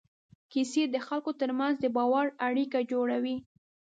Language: Pashto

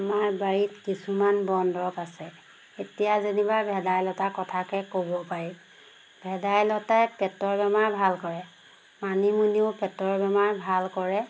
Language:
Assamese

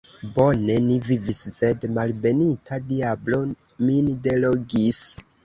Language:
Esperanto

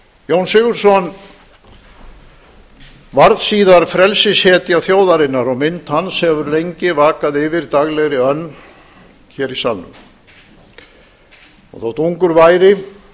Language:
Icelandic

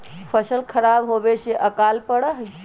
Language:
Magahi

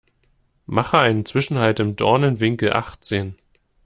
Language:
German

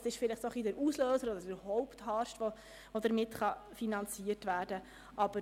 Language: Swiss German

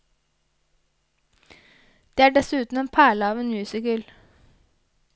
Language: Norwegian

